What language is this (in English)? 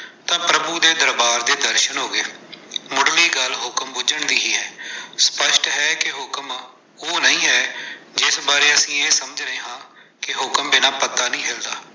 Punjabi